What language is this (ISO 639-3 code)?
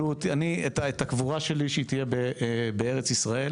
heb